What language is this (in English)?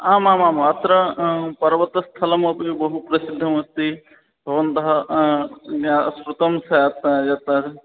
Sanskrit